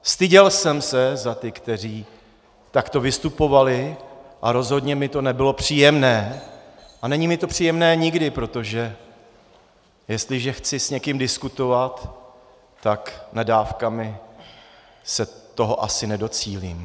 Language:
Czech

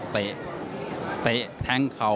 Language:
Thai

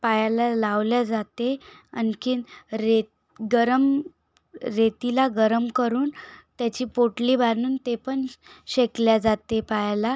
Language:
Marathi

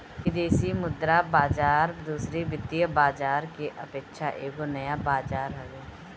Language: Bhojpuri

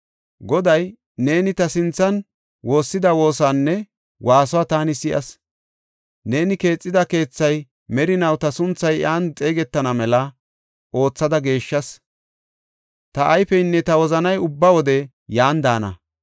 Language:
Gofa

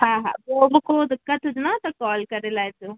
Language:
Sindhi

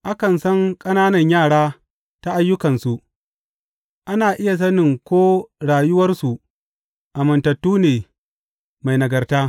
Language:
Hausa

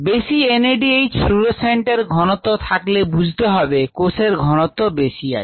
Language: Bangla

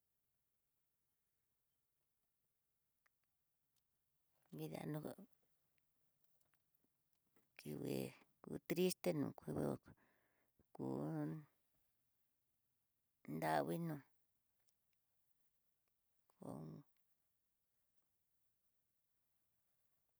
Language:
Tidaá Mixtec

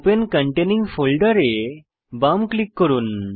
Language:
Bangla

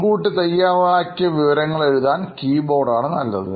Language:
Malayalam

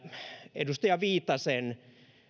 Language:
Finnish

